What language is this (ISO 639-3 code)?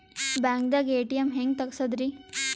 kan